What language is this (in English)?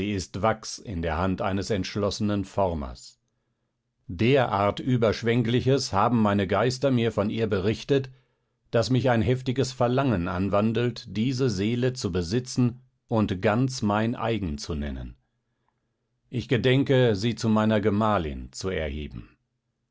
German